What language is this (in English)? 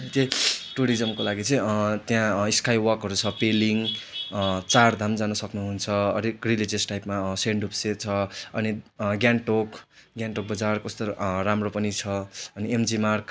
Nepali